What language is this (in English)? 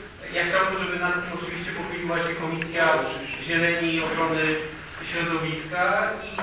Polish